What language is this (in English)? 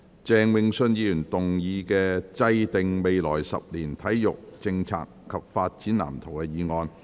Cantonese